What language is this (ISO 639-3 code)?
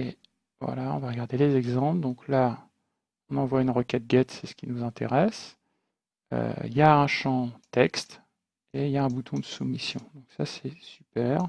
fra